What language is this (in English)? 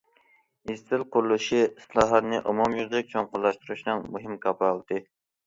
Uyghur